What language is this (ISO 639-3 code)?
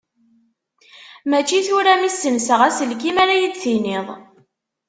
kab